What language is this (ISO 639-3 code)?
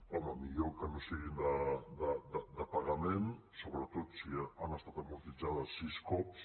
cat